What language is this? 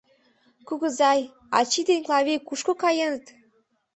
Mari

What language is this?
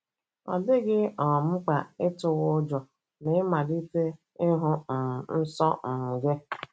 Igbo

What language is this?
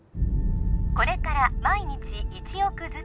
Japanese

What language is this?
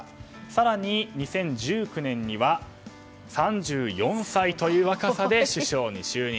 Japanese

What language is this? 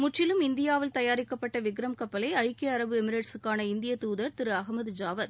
Tamil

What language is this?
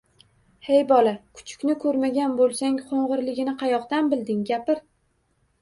Uzbek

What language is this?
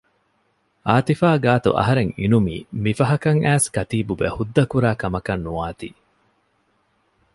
Divehi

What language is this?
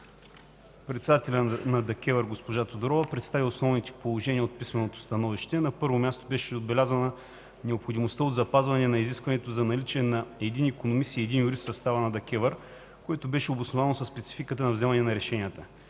Bulgarian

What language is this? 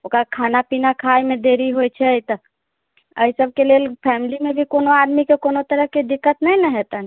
Maithili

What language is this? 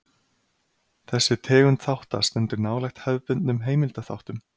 Icelandic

